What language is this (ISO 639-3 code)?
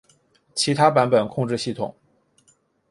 zho